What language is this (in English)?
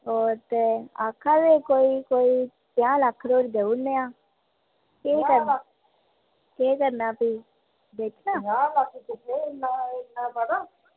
Dogri